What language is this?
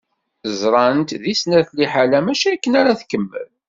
Kabyle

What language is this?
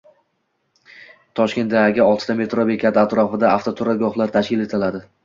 Uzbek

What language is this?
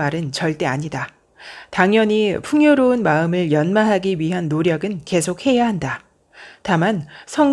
Korean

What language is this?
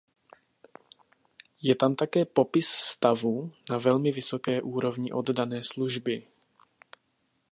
Czech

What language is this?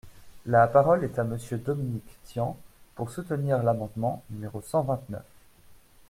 French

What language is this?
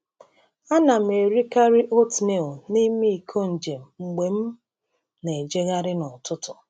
Igbo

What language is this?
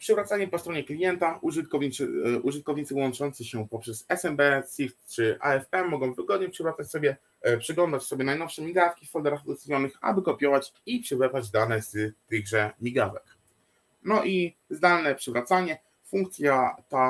Polish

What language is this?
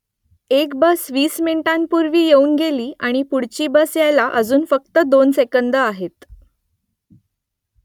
Marathi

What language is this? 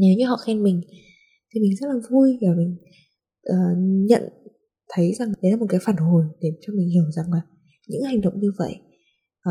Vietnamese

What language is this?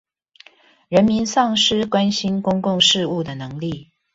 Chinese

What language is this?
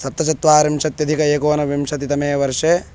Sanskrit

